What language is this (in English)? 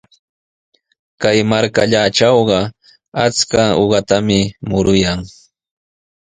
Sihuas Ancash Quechua